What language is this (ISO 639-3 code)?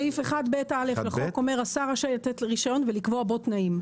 heb